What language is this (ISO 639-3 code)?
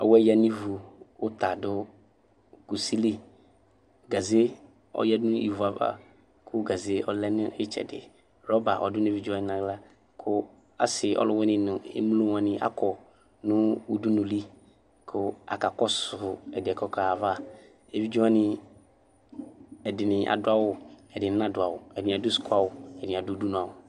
kpo